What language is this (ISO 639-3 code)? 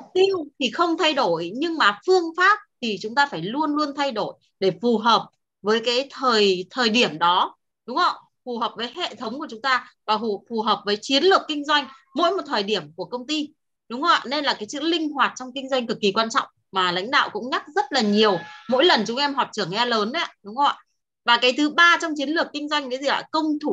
vie